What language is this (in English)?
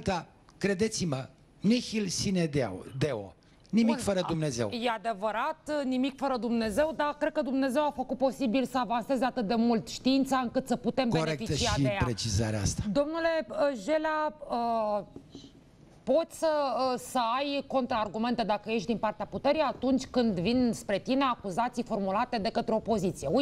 Romanian